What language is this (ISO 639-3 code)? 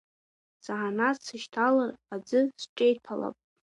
abk